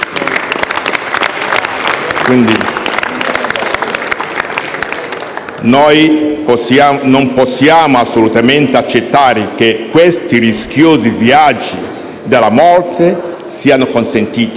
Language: Italian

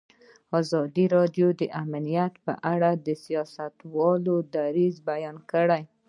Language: Pashto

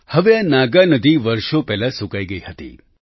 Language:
Gujarati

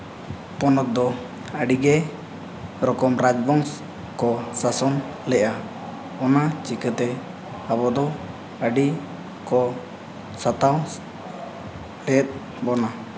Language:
Santali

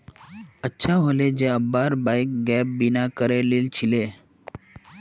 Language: Magahi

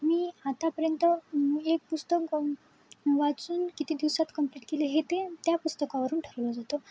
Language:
Marathi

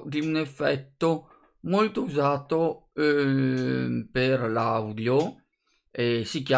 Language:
Italian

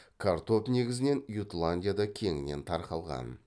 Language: Kazakh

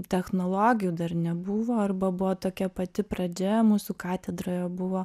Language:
Lithuanian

